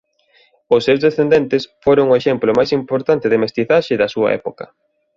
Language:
Galician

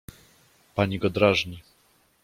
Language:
Polish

